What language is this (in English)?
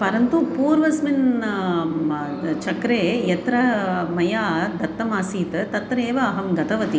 Sanskrit